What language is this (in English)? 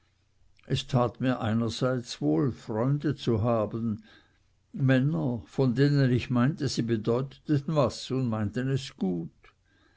German